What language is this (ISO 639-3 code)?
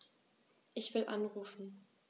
deu